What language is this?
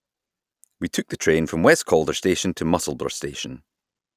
English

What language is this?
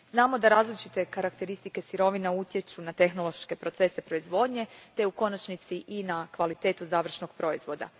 Croatian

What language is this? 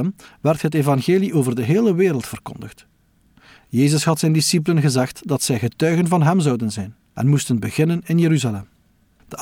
Dutch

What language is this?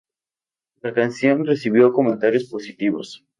Spanish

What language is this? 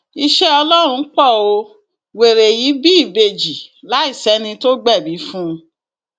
Yoruba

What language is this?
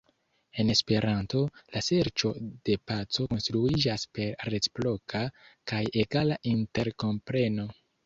Esperanto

